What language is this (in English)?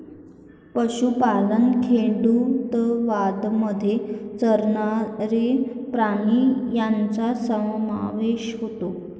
Marathi